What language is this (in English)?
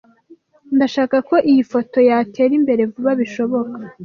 Kinyarwanda